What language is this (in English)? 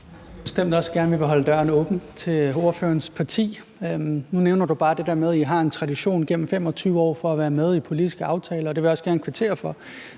Danish